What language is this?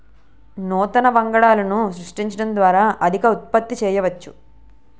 Telugu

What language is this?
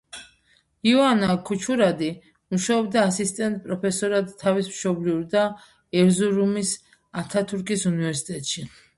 Georgian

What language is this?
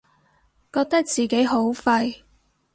Cantonese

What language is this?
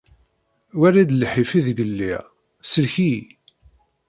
Kabyle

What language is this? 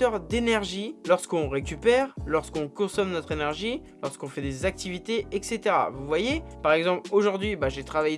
French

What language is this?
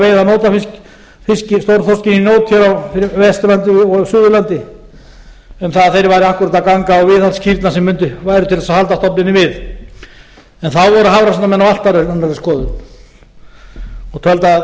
Icelandic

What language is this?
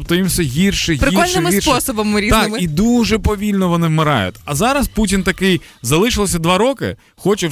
Ukrainian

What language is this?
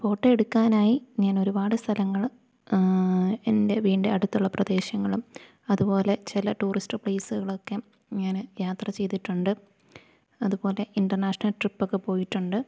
Malayalam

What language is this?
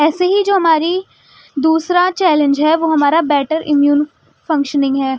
Urdu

